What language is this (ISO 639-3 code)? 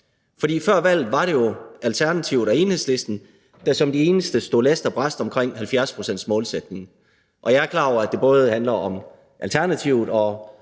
dan